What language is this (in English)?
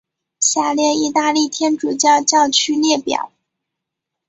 Chinese